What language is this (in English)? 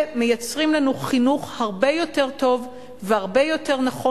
Hebrew